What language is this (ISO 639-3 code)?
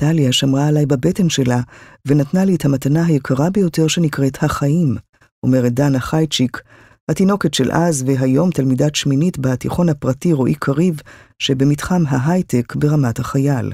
heb